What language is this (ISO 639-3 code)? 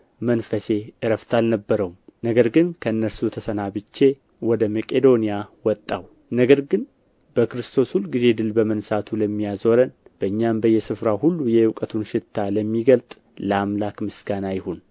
amh